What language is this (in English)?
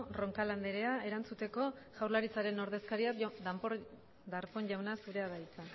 Basque